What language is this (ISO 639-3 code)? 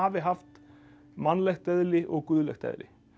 isl